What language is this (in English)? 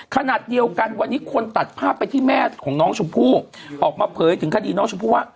Thai